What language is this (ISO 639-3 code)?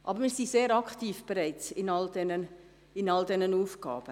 gsw